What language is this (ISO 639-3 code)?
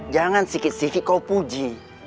ind